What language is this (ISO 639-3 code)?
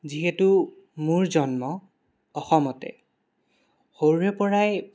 asm